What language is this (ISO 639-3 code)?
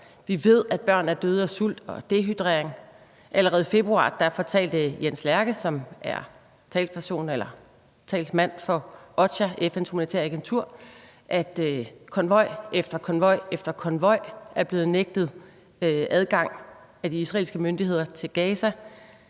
dan